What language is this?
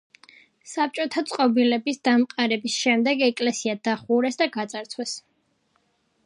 Georgian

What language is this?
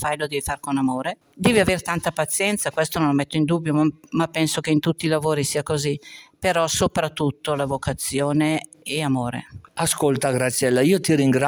Italian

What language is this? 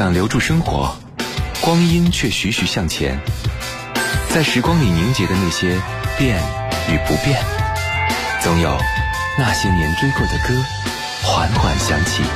Chinese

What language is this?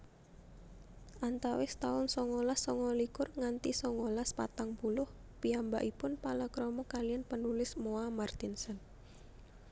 Javanese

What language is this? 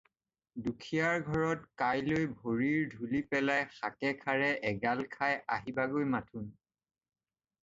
Assamese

